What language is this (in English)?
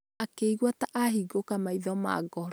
Kikuyu